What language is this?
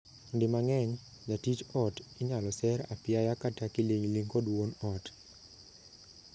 Luo (Kenya and Tanzania)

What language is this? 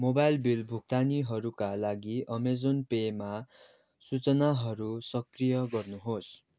Nepali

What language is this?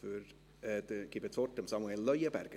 Swiss German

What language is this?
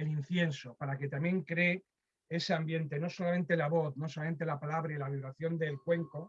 Spanish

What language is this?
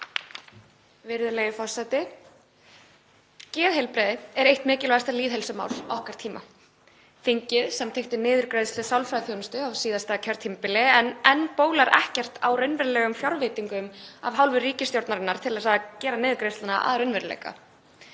Icelandic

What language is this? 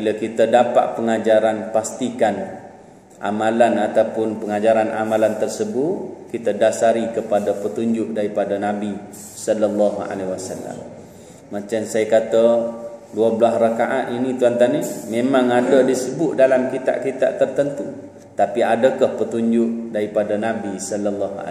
Malay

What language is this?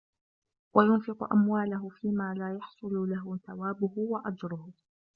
Arabic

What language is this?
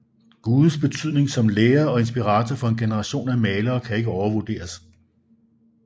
Danish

